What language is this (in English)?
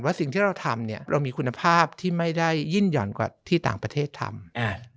Thai